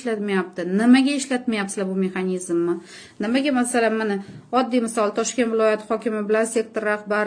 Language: Romanian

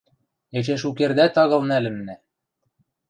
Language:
Western Mari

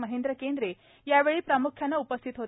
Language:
Marathi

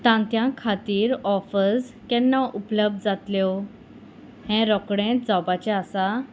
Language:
Konkani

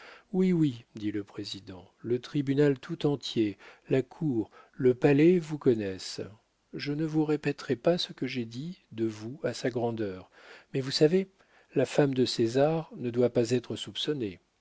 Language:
French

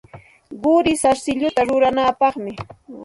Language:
Santa Ana de Tusi Pasco Quechua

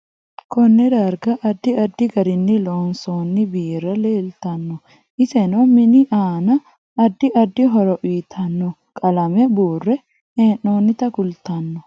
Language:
Sidamo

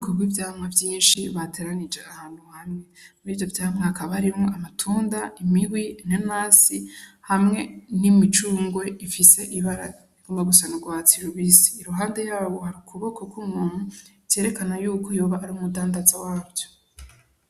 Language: Rundi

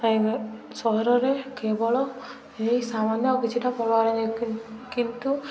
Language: Odia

